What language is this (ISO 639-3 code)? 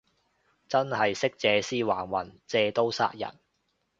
yue